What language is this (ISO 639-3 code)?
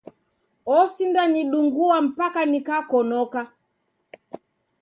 dav